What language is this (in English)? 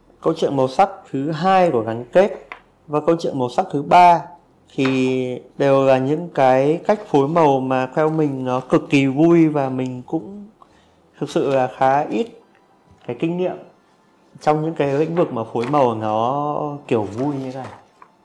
Vietnamese